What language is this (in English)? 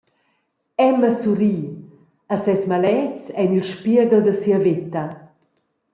Romansh